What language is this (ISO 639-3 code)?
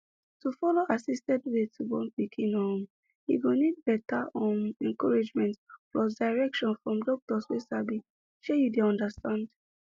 pcm